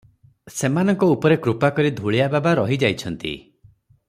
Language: Odia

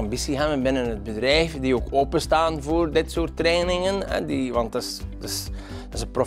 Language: Dutch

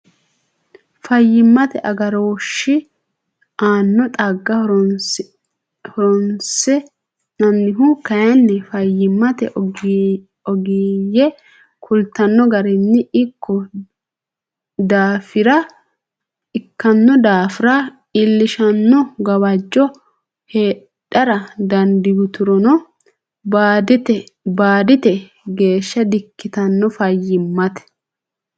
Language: Sidamo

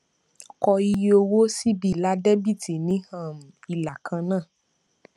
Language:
Yoruba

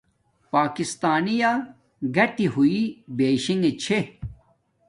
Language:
Domaaki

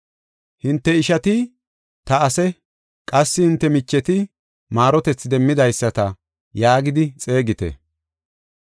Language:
Gofa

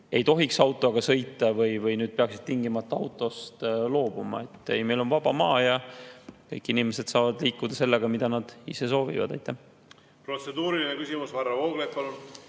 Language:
Estonian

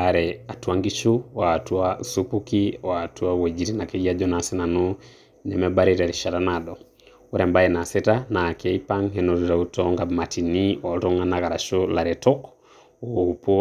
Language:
Masai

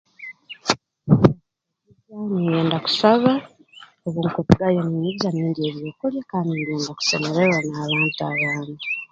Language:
Tooro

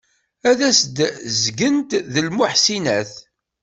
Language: Kabyle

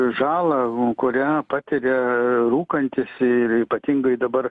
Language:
Lithuanian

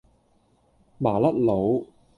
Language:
Cantonese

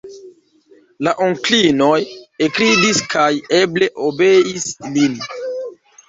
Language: Esperanto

